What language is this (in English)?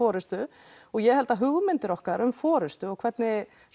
Icelandic